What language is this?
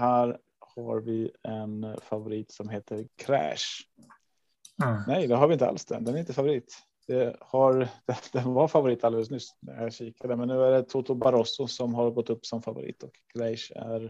Swedish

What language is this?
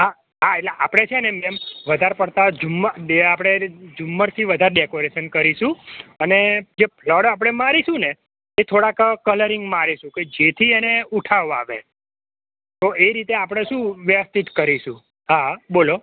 Gujarati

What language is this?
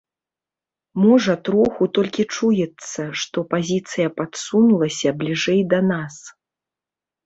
Belarusian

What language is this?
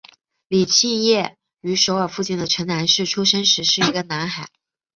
Chinese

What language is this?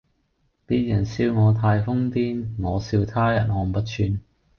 Cantonese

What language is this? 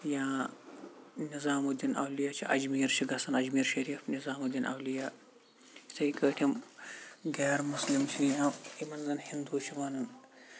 Kashmiri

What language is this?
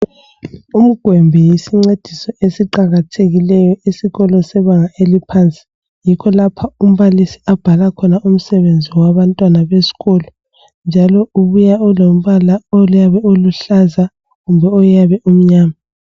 North Ndebele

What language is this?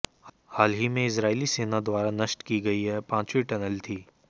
Hindi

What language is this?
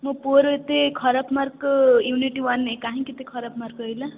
Odia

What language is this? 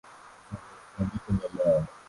Swahili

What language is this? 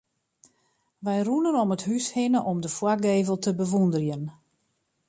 Western Frisian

